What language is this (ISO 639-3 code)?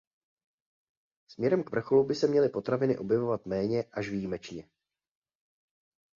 ces